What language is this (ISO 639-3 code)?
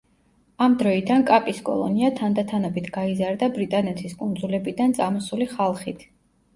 kat